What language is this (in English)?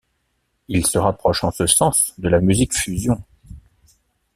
French